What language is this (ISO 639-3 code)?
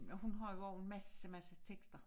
dan